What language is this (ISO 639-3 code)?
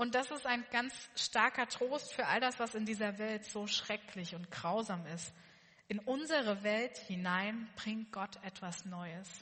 deu